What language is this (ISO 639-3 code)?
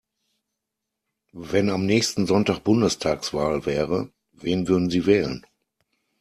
deu